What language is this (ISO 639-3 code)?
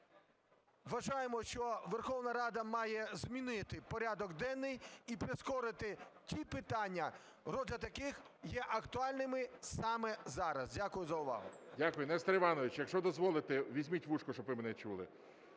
ukr